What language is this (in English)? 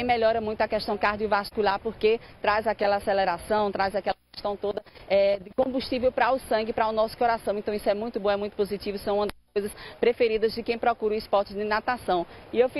Portuguese